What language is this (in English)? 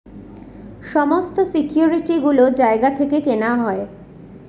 Bangla